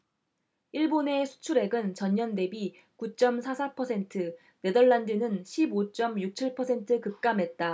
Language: Korean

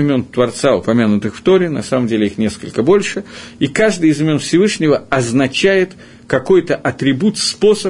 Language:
Russian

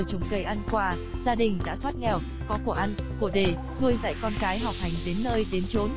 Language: Vietnamese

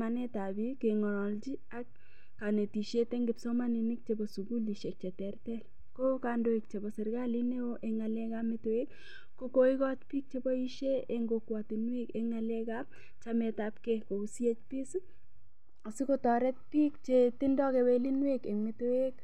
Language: Kalenjin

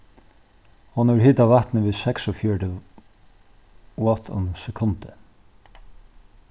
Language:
Faroese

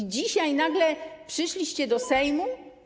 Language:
Polish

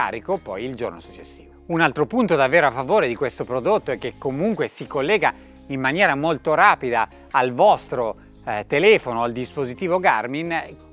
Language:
Italian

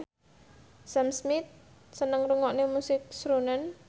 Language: Javanese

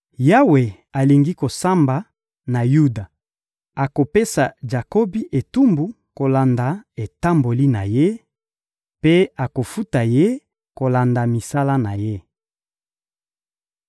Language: Lingala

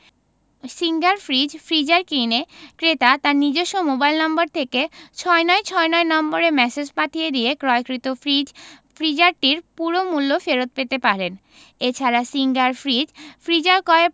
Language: Bangla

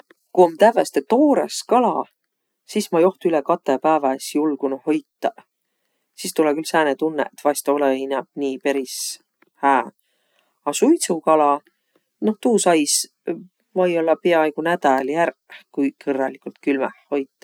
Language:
Võro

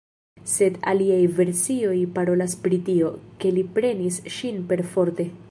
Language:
Esperanto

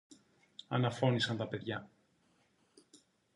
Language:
Greek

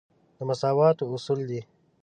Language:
Pashto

